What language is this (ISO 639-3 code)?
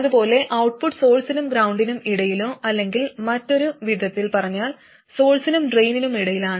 mal